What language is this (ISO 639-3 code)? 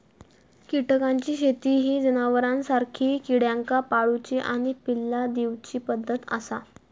mar